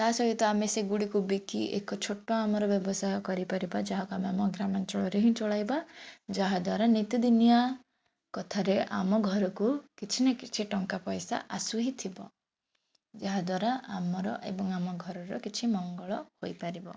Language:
Odia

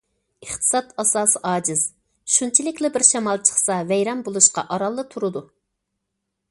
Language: Uyghur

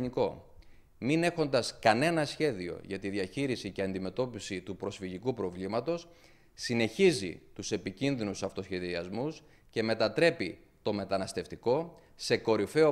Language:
Greek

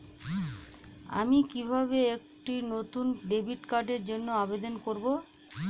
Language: Bangla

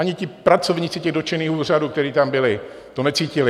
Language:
Czech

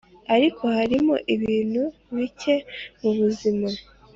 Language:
Kinyarwanda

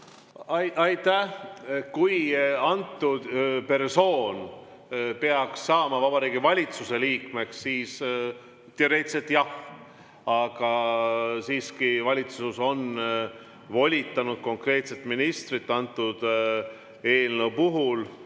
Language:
Estonian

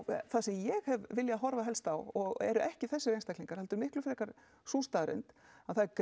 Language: Icelandic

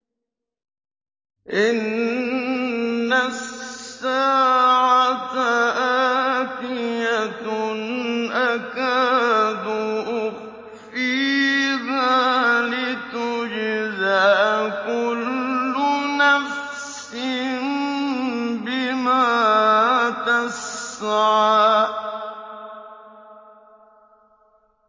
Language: Arabic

